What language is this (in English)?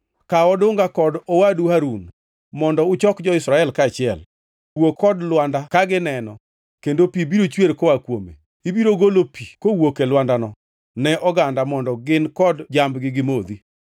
Luo (Kenya and Tanzania)